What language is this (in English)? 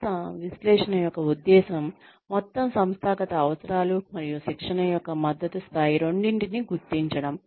Telugu